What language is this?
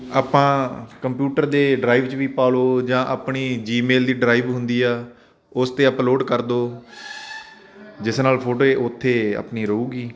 Punjabi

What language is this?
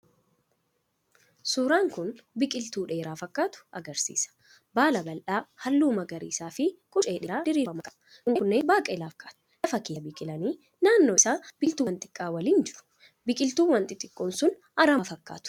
Oromo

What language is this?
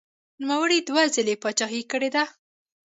Pashto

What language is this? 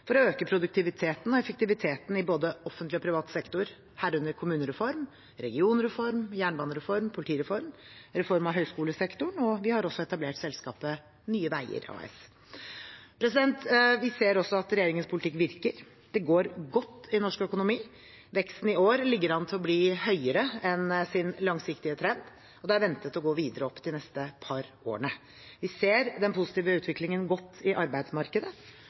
Norwegian Bokmål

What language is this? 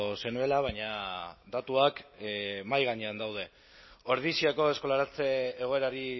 Basque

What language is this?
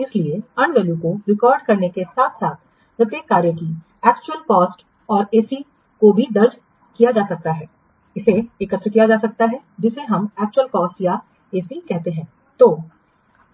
Hindi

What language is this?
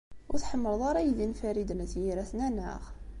Kabyle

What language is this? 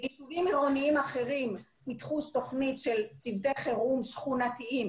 Hebrew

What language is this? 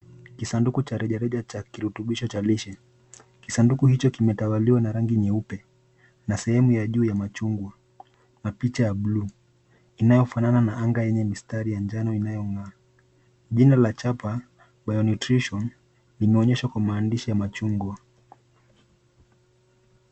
Swahili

